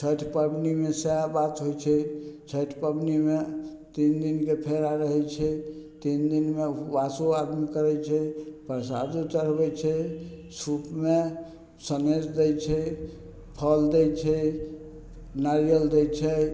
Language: Maithili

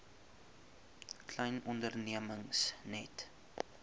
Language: Afrikaans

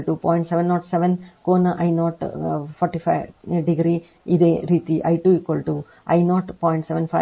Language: Kannada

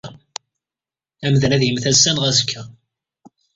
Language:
Kabyle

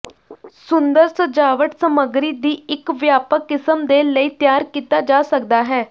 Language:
Punjabi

